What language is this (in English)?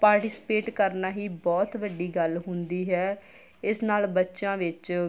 Punjabi